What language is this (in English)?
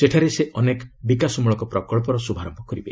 Odia